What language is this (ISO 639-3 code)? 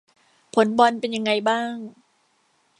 tha